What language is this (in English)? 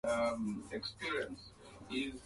Swahili